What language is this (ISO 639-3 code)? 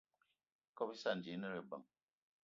eto